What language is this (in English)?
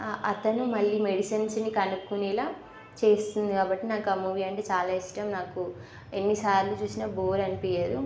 Telugu